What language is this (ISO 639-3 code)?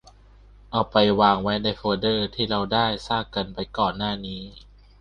tha